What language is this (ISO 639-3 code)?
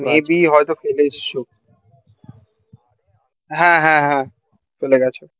ben